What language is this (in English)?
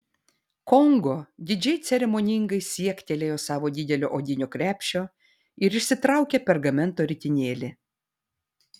Lithuanian